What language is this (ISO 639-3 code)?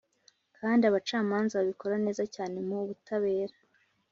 kin